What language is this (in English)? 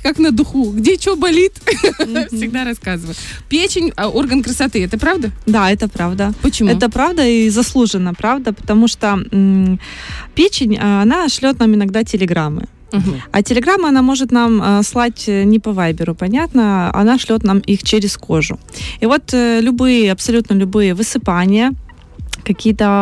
Russian